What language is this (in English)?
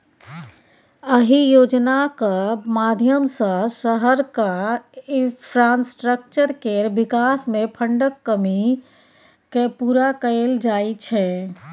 Maithili